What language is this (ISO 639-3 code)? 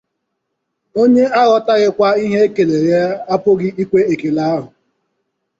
ibo